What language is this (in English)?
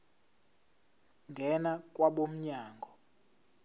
Zulu